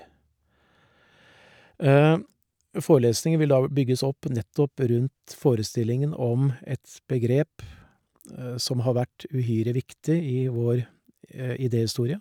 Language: Norwegian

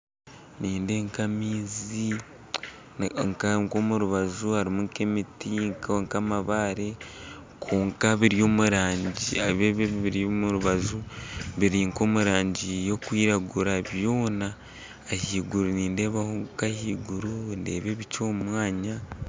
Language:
Nyankole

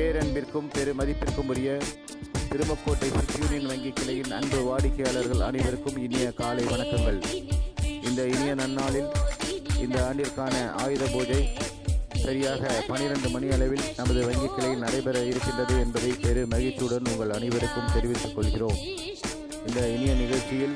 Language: Tamil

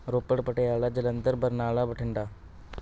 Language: Punjabi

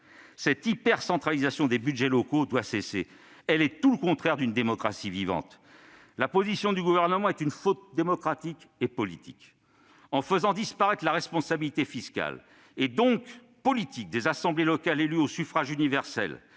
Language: French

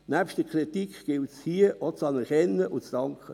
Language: Swiss German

